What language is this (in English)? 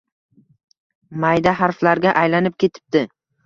Uzbek